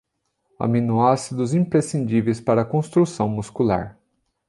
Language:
Portuguese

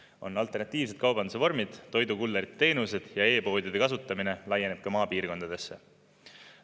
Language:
Estonian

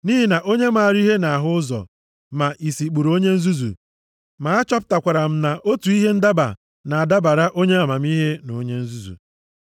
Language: Igbo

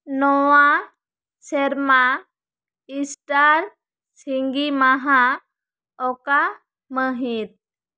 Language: Santali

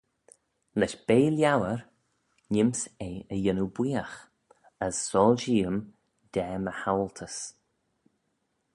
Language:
Manx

